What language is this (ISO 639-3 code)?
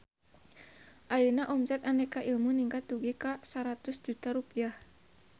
sun